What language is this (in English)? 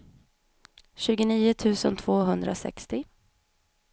Swedish